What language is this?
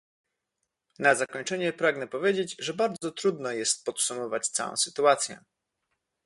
Polish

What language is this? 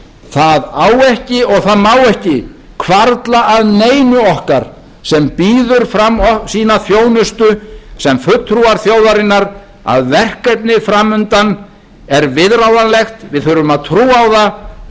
Icelandic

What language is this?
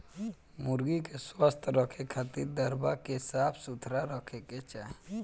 Bhojpuri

